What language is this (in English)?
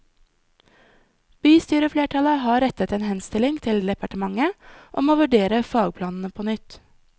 Norwegian